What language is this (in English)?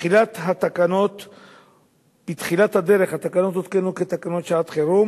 Hebrew